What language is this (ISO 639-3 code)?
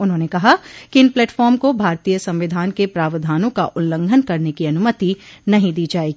hin